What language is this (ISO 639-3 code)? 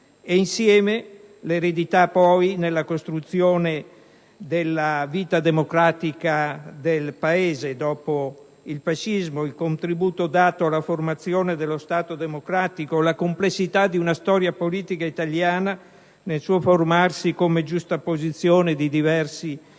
ita